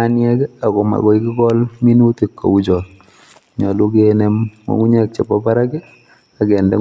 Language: Kalenjin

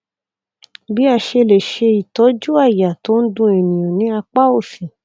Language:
Yoruba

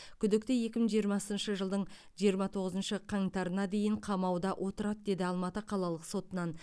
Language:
Kazakh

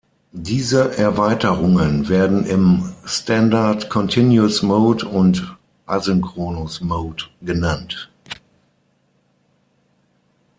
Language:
German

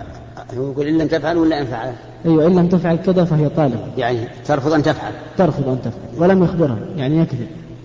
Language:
Arabic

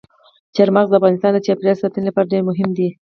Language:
Pashto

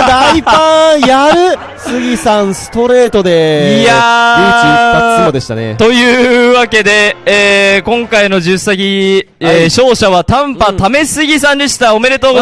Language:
Japanese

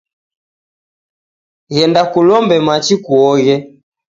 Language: Taita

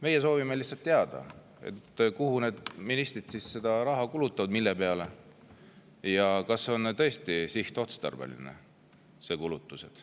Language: Estonian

